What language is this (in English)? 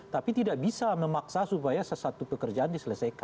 Indonesian